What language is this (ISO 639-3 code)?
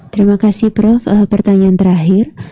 ind